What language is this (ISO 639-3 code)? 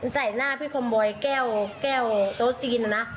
tha